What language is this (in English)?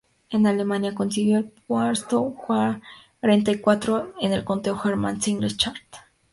Spanish